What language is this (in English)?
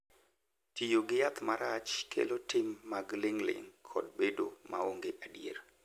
Luo (Kenya and Tanzania)